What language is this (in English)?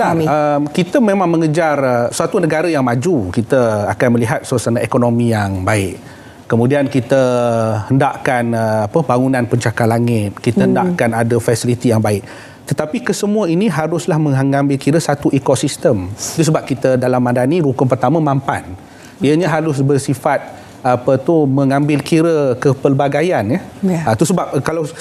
Malay